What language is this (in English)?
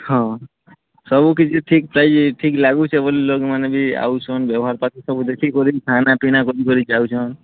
Odia